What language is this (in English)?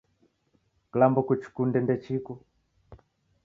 Taita